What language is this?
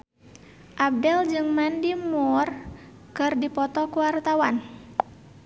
Sundanese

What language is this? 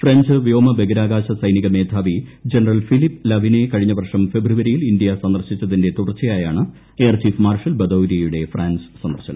Malayalam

